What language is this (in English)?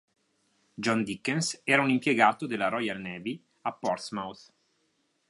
Italian